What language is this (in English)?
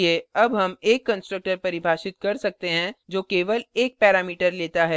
Hindi